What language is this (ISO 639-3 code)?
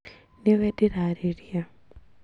kik